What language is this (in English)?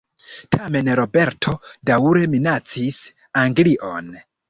Esperanto